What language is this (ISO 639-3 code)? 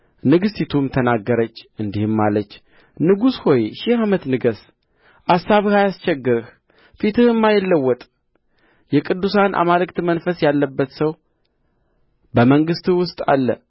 amh